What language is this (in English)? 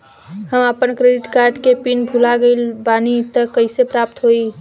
Bhojpuri